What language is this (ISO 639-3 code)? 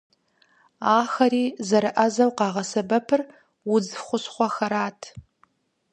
kbd